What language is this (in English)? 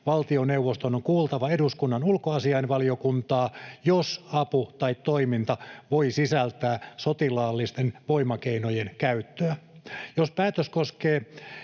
Finnish